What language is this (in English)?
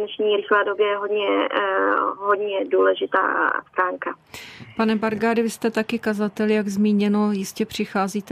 Czech